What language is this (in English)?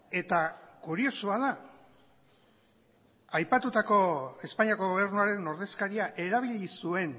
Basque